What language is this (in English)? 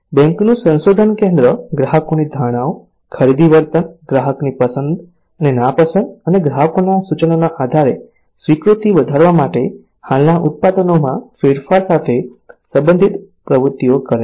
Gujarati